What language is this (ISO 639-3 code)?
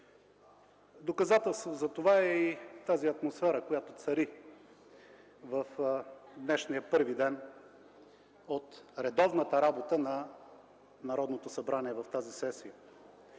bul